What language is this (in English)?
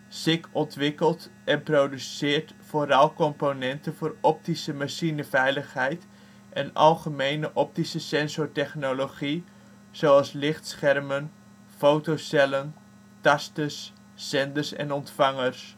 Dutch